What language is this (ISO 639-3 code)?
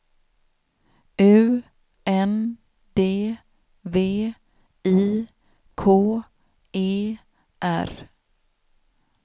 swe